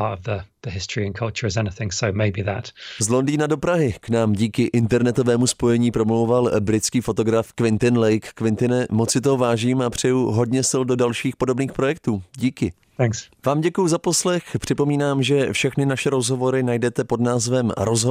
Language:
Czech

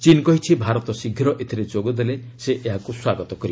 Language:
Odia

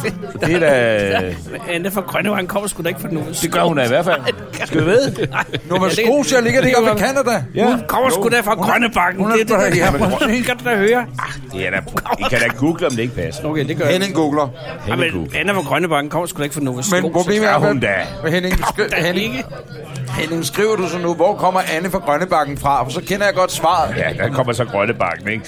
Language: Danish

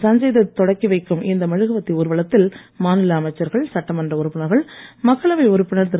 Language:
Tamil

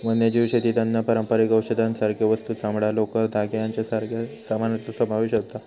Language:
Marathi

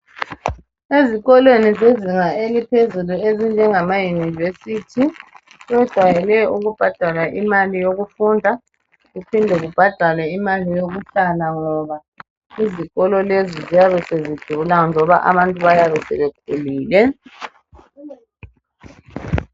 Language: North Ndebele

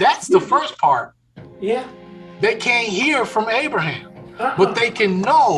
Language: English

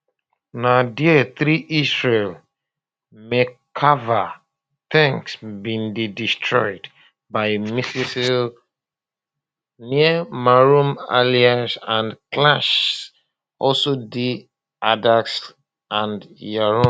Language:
Nigerian Pidgin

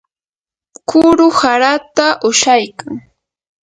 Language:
Yanahuanca Pasco Quechua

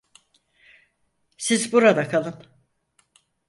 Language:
Turkish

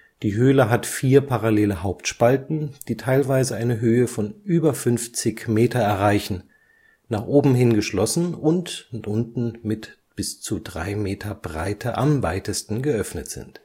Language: German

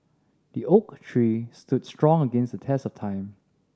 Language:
English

